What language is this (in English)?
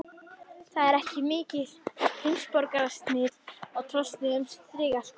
Icelandic